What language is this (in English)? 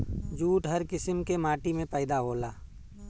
Bhojpuri